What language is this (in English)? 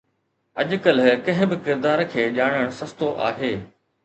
Sindhi